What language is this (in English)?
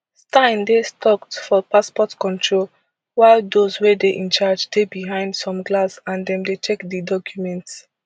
Nigerian Pidgin